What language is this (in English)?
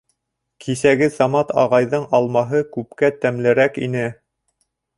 Bashkir